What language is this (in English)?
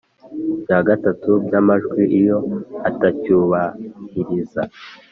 Kinyarwanda